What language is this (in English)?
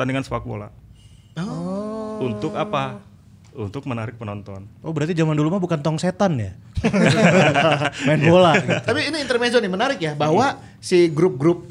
Indonesian